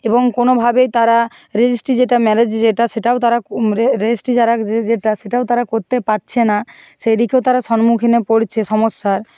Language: Bangla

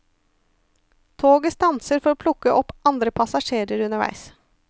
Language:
Norwegian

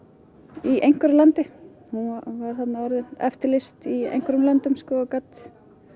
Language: Icelandic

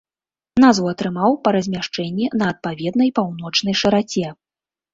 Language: Belarusian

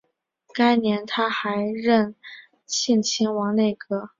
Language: Chinese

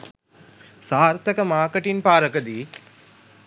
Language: Sinhala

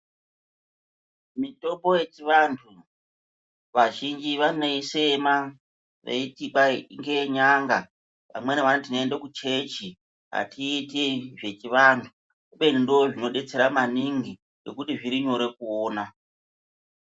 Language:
Ndau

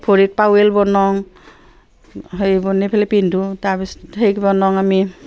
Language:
Assamese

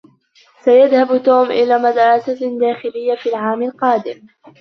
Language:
Arabic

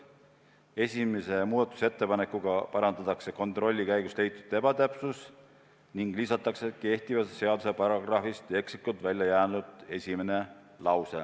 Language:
Estonian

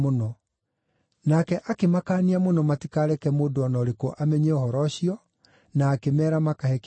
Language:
Kikuyu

